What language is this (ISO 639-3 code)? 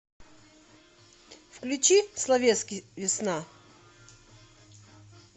rus